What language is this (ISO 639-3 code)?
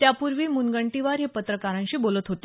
mar